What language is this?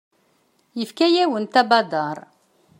Kabyle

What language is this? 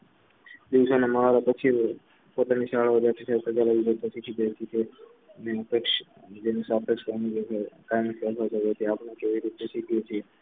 Gujarati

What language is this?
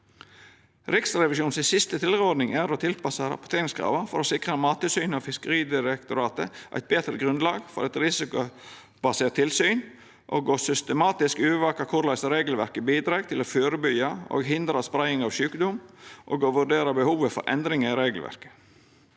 Norwegian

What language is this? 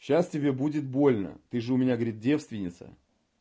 Russian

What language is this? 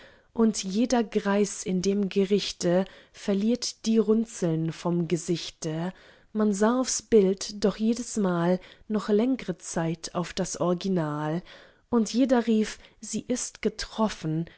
German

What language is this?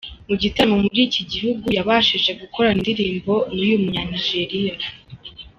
Kinyarwanda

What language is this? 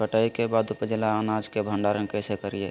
Magahi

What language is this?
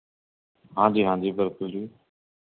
Punjabi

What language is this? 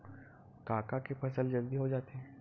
Chhattisgarhi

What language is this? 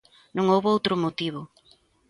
Galician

